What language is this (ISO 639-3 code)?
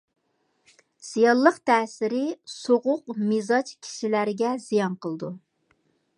uig